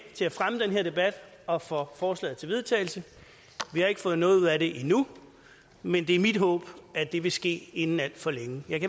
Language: Danish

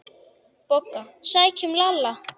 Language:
Icelandic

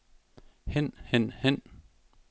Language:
Danish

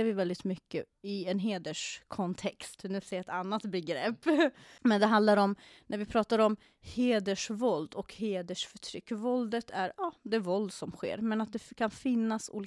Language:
Swedish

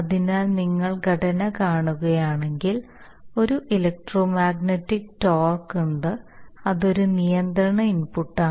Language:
Malayalam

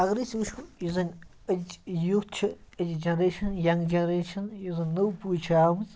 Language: Kashmiri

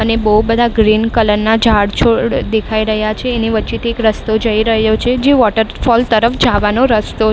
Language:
Gujarati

